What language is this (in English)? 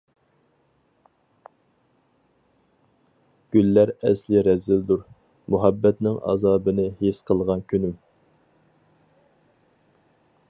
Uyghur